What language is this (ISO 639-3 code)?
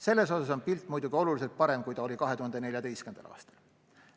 est